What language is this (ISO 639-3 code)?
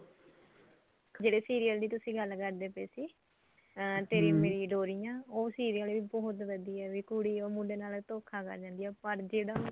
pan